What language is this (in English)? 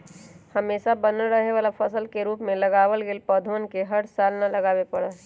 Magahi